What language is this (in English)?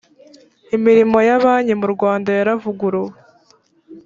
Kinyarwanda